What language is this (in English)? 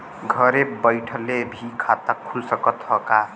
Bhojpuri